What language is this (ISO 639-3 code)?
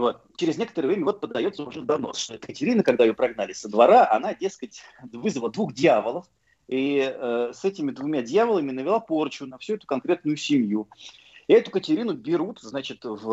rus